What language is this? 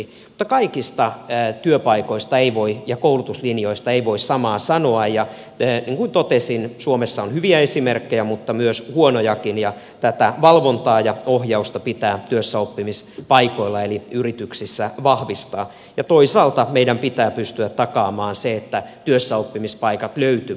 Finnish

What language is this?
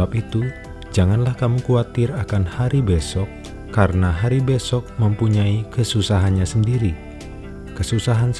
Indonesian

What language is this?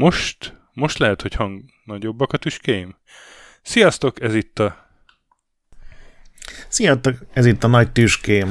Hungarian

